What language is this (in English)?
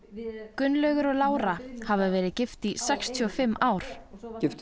Icelandic